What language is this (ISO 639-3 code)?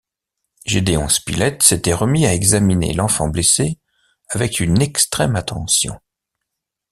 fra